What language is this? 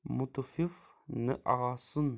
Kashmiri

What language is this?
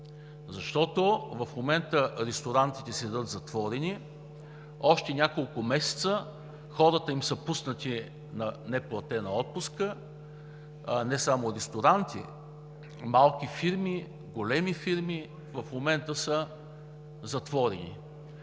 Bulgarian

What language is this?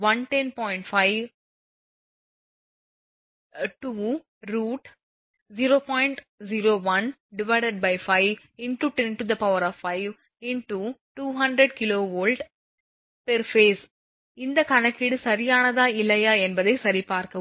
Tamil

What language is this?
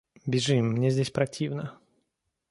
Russian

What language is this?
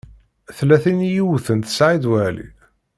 Kabyle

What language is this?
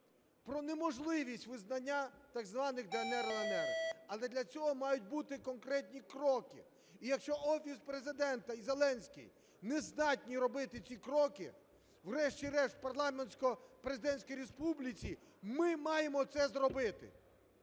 Ukrainian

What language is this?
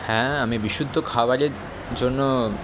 Bangla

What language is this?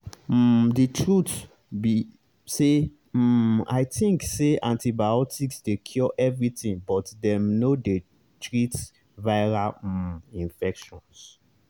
Nigerian Pidgin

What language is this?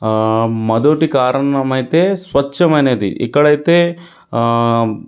Telugu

